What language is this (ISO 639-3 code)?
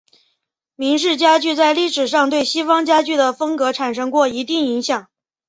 zho